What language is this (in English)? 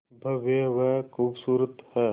Hindi